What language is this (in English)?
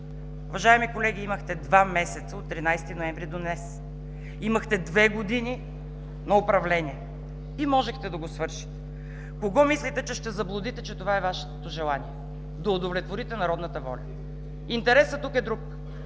Bulgarian